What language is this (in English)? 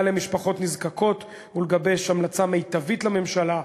Hebrew